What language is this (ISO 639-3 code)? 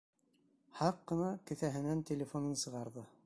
bak